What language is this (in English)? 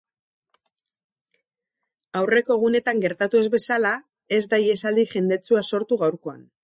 Basque